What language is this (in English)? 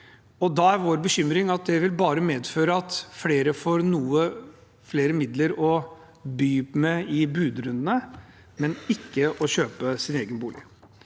Norwegian